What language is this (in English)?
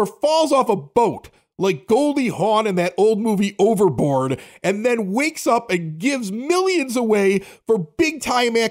English